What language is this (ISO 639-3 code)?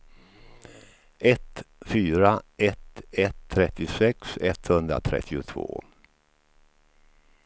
swe